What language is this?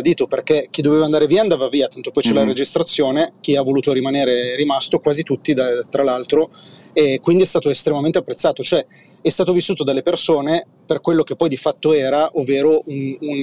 Italian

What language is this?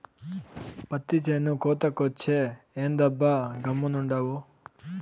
Telugu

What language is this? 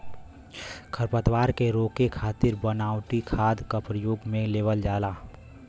Bhojpuri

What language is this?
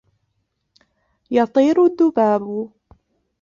Arabic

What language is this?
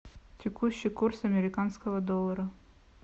Russian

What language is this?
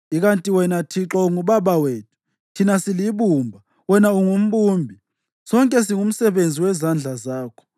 North Ndebele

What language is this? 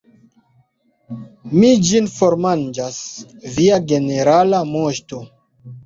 Esperanto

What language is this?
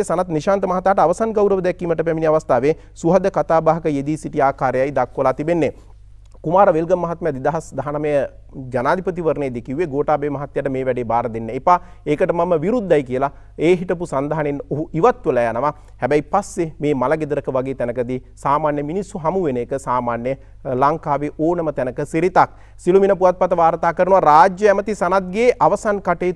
Indonesian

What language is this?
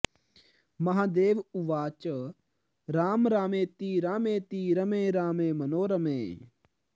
Sanskrit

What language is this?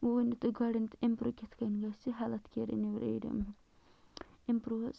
Kashmiri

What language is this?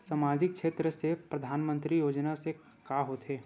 Chhattisgarhi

